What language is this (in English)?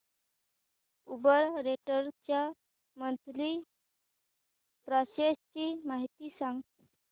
Marathi